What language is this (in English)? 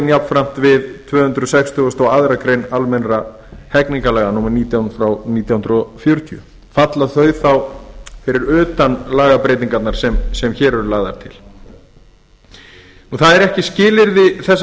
Icelandic